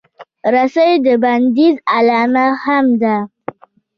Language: Pashto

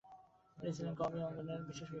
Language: Bangla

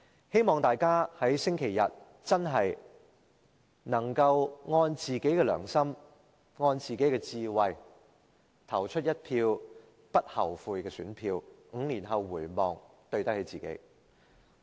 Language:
Cantonese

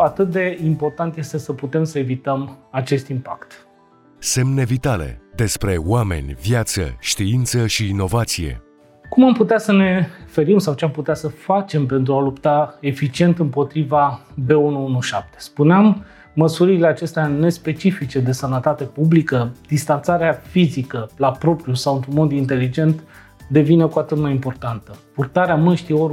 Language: Romanian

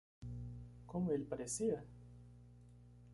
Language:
Portuguese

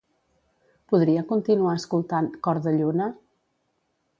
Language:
Catalan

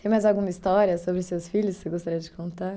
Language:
Portuguese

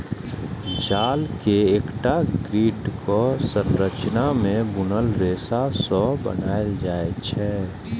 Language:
Maithili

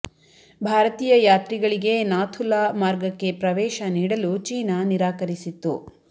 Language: Kannada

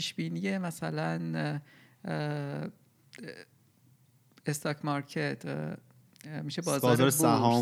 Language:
Persian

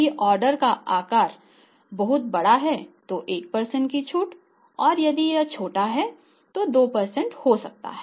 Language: Hindi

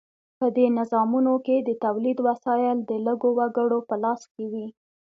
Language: Pashto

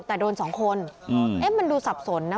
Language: Thai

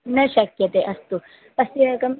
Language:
Sanskrit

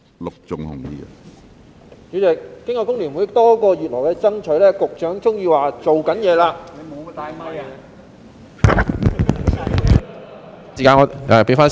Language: Cantonese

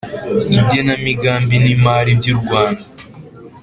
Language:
Kinyarwanda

